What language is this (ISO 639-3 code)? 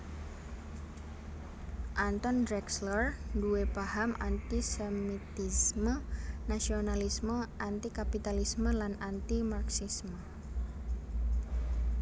jav